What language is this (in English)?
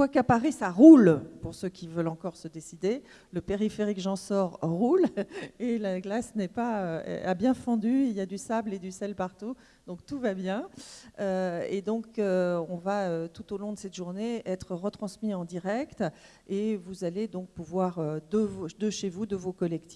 French